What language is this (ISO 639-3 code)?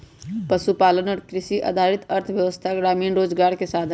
mag